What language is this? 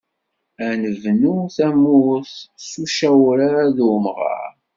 Kabyle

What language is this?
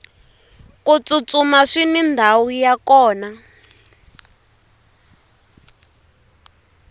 Tsonga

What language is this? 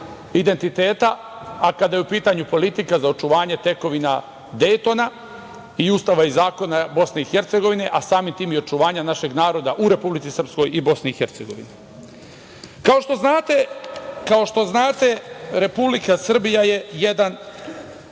Serbian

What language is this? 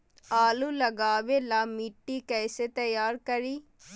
Magahi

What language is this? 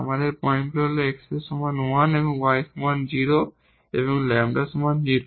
Bangla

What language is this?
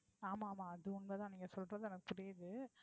Tamil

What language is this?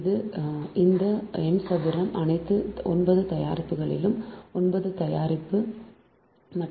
Tamil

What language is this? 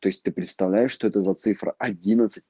Russian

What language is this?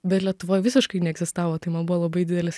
Lithuanian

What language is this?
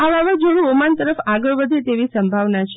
Gujarati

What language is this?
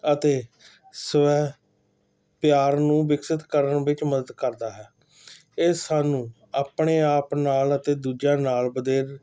Punjabi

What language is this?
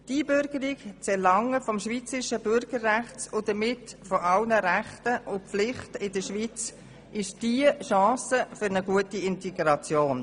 Swiss German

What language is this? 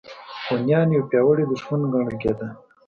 Pashto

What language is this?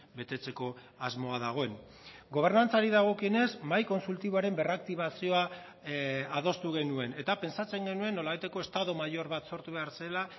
Basque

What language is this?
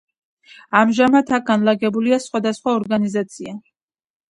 Georgian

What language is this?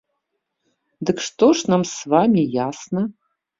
Belarusian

